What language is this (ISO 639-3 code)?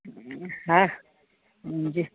snd